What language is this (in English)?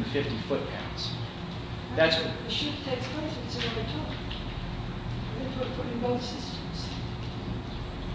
English